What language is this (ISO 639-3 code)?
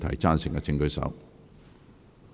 yue